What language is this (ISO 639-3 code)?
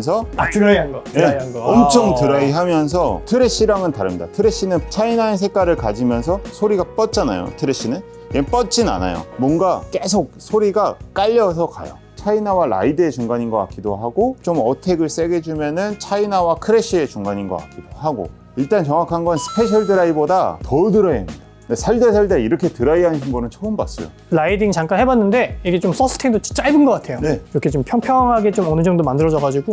kor